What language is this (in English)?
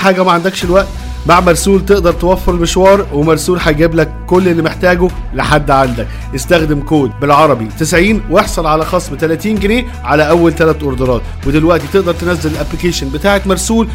Arabic